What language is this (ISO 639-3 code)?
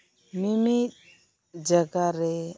sat